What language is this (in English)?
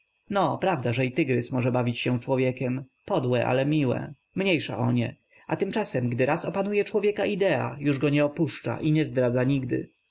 Polish